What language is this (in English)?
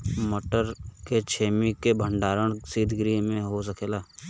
Bhojpuri